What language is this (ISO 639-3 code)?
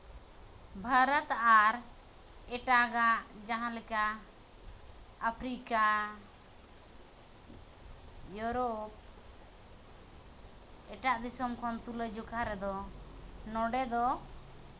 sat